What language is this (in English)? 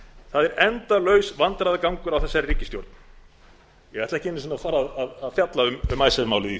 Icelandic